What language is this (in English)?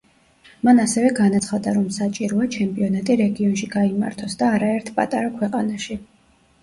Georgian